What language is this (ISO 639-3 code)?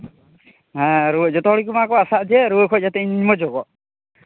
sat